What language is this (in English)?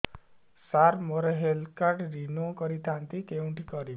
Odia